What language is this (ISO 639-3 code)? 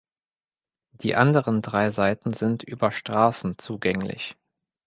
deu